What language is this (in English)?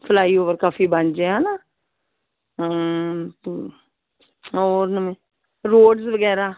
Punjabi